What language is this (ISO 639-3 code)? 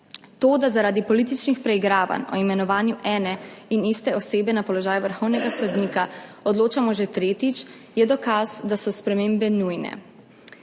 slv